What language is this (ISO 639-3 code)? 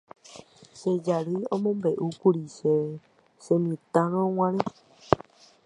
grn